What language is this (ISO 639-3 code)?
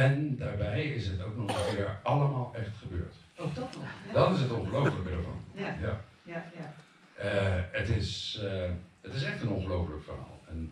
nld